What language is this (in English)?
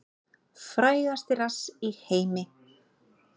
Icelandic